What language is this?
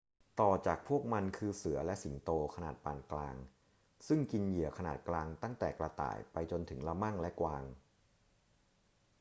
Thai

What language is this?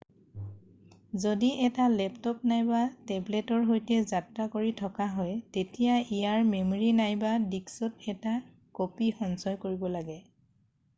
Assamese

